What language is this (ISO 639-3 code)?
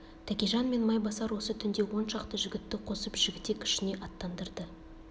kaz